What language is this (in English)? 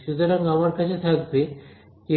Bangla